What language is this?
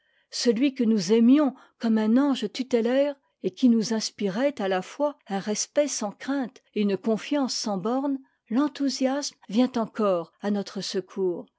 French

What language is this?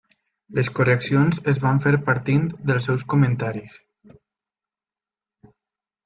Catalan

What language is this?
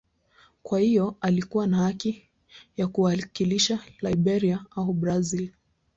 Swahili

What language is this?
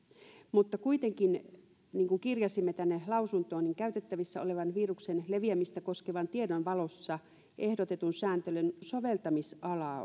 Finnish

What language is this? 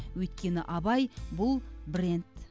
Kazakh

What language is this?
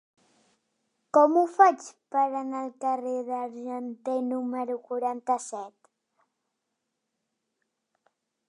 Catalan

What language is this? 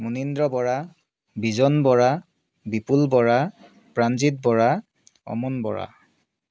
Assamese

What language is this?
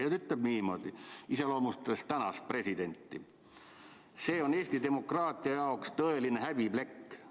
Estonian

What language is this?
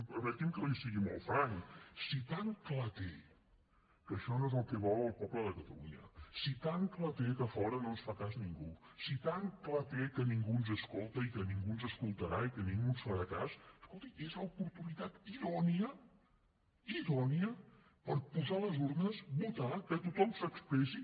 Catalan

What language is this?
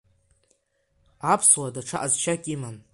Abkhazian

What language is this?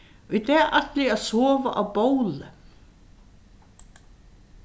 Faroese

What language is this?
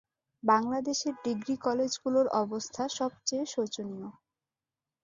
Bangla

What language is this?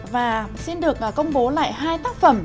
Vietnamese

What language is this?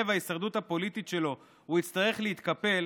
Hebrew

